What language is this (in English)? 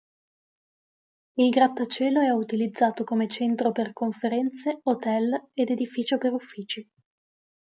Italian